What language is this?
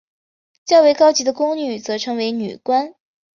Chinese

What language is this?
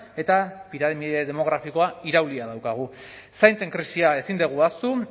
Basque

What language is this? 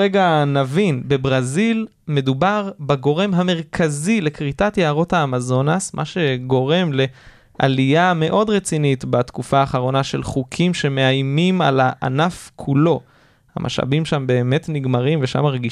Hebrew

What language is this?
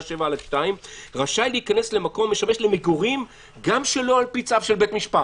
Hebrew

